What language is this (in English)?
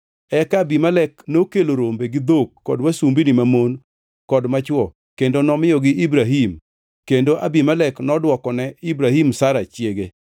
Luo (Kenya and Tanzania)